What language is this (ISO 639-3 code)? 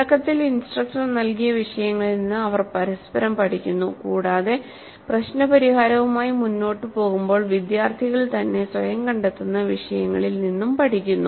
mal